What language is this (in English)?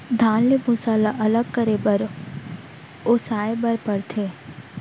Chhattisgarhi